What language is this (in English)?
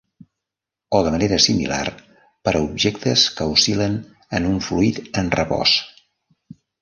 Catalan